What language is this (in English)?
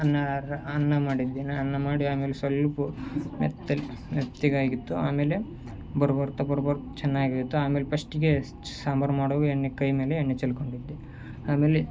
Kannada